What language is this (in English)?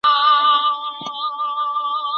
Chinese